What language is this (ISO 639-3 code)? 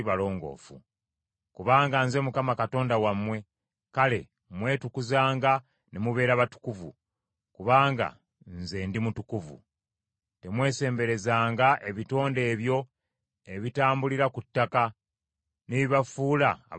lug